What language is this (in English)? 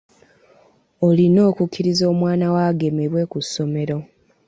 Ganda